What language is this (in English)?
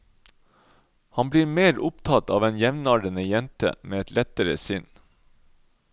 Norwegian